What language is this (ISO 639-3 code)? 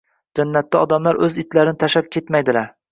uzb